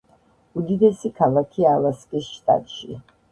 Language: Georgian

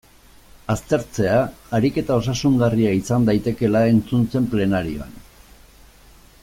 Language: Basque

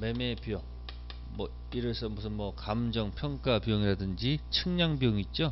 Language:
Korean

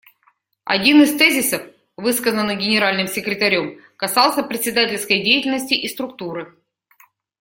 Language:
Russian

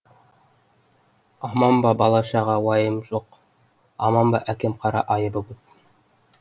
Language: Kazakh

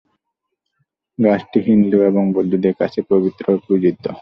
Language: Bangla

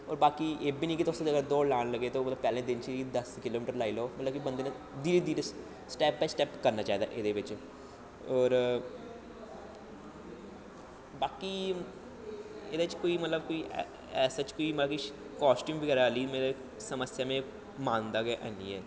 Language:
Dogri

